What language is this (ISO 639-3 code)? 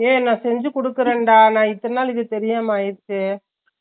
tam